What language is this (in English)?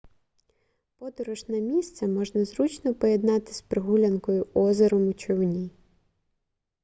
Ukrainian